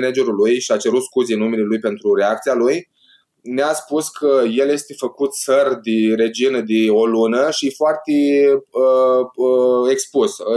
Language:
Romanian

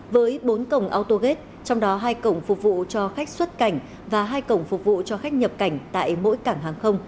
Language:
Vietnamese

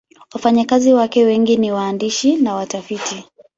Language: Swahili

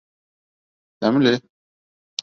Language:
Bashkir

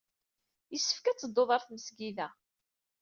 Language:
Kabyle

